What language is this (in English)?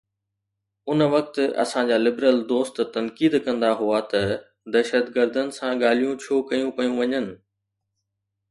Sindhi